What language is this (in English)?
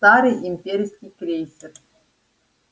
Russian